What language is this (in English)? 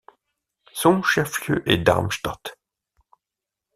French